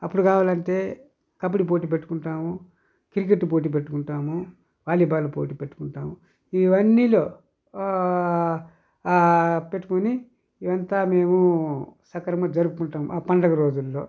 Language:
Telugu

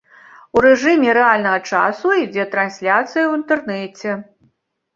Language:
Belarusian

